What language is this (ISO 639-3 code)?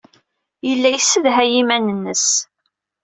kab